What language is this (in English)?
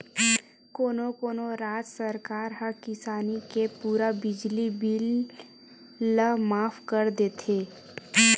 Chhattisgarhi